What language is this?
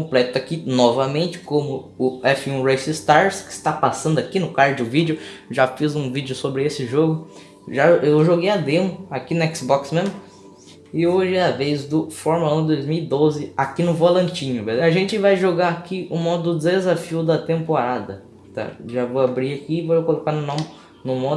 Portuguese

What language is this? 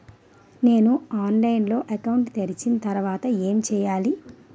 Telugu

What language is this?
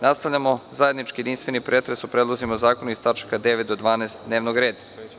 Serbian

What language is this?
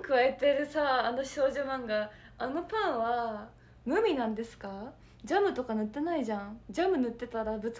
Japanese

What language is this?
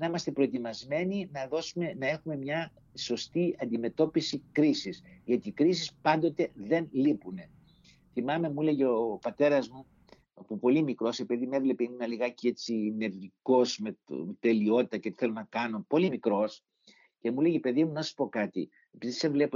Greek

